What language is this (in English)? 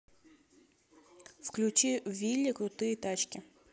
Russian